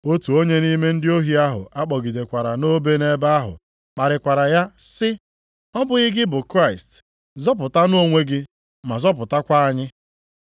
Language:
Igbo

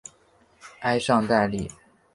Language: Chinese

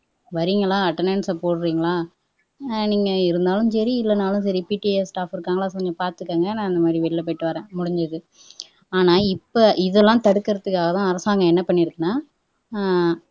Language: Tamil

